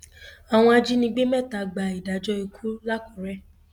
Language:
Yoruba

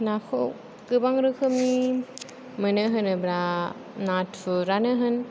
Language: Bodo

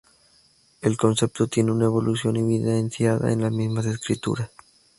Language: Spanish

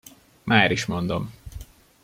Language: Hungarian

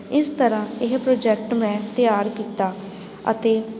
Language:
Punjabi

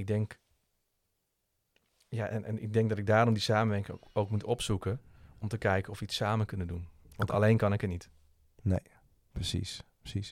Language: Dutch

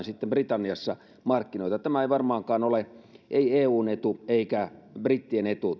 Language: Finnish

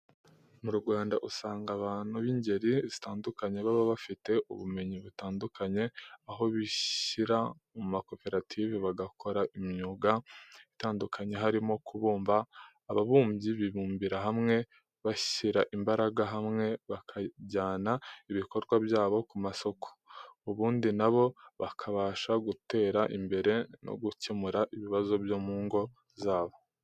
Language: Kinyarwanda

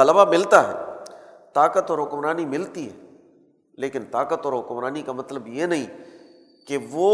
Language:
Urdu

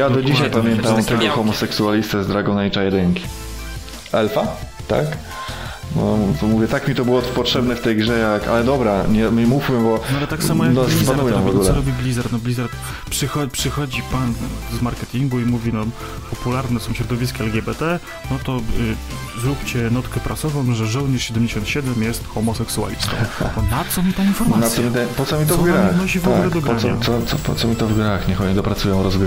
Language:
Polish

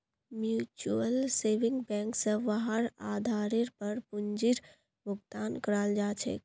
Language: Magahi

